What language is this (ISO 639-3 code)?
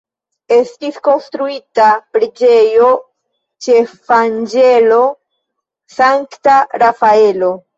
epo